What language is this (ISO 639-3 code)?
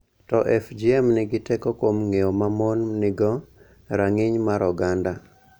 luo